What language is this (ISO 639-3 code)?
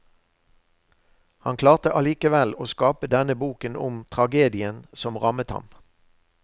nor